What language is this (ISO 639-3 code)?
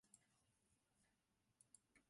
zho